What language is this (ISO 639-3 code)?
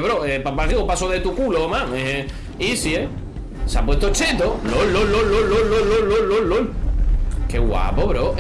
spa